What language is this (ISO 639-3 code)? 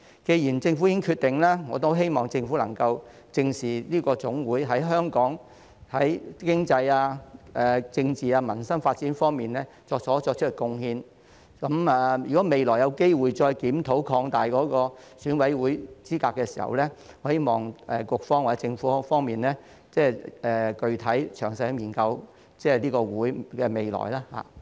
yue